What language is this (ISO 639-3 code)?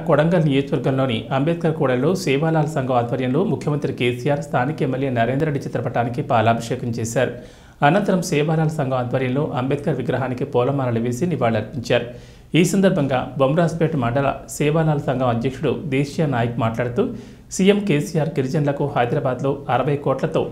ron